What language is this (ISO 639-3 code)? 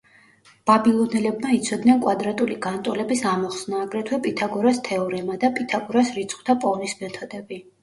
kat